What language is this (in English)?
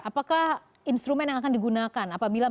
Indonesian